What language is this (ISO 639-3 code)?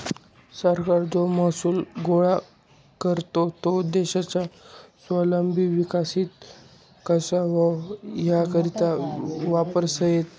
mar